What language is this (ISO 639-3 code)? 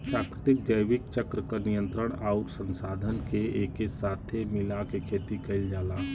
bho